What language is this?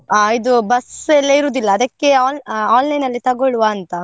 Kannada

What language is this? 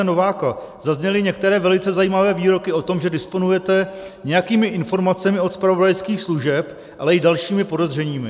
Czech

